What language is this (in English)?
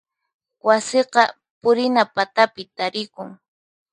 Puno Quechua